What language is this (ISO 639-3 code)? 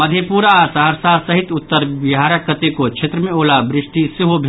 mai